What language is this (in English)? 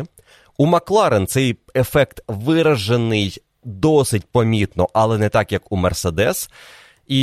Ukrainian